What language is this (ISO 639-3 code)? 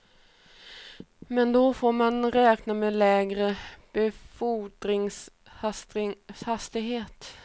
swe